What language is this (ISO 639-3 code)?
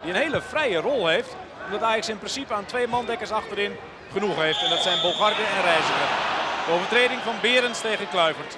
nld